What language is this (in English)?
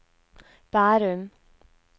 Norwegian